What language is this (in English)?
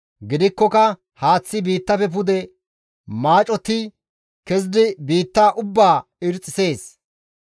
Gamo